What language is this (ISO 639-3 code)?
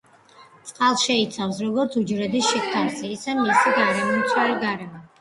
kat